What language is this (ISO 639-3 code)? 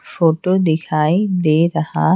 hin